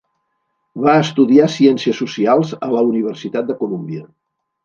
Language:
Catalan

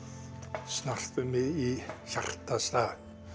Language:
Icelandic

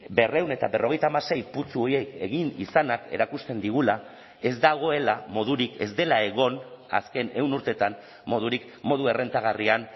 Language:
Basque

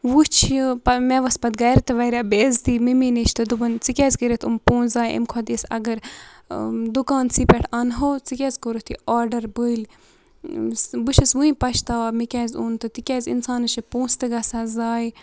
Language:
Kashmiri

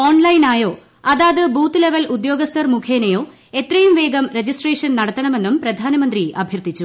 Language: Malayalam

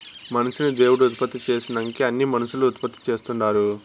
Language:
Telugu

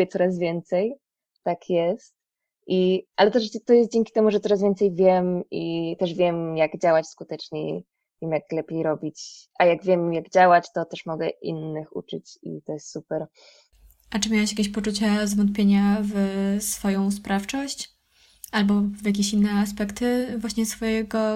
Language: Polish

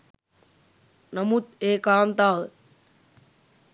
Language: Sinhala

